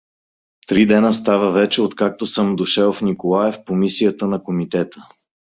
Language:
Bulgarian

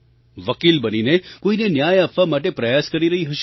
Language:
Gujarati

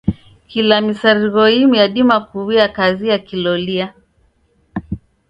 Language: Taita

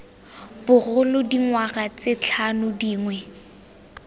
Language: Tswana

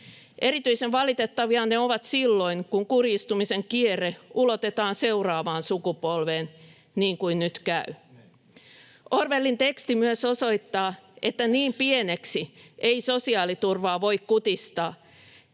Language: Finnish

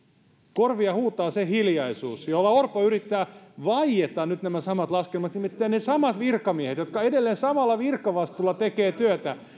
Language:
Finnish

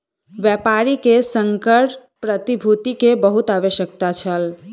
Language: Maithili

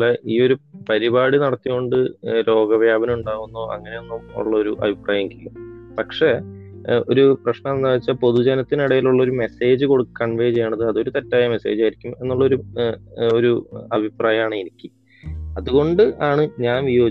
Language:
Malayalam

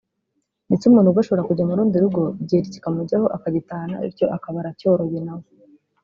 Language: Kinyarwanda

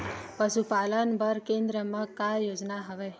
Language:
Chhattisgarhi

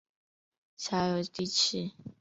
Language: Chinese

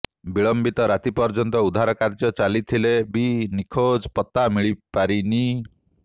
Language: Odia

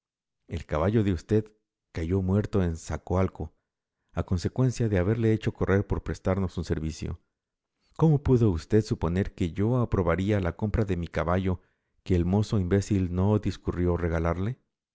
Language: Spanish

